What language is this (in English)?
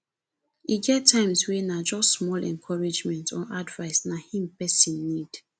Nigerian Pidgin